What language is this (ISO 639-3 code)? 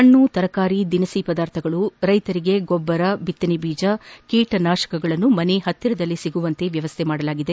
kan